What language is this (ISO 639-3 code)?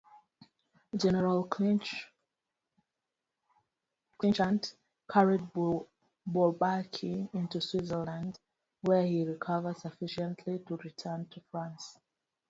eng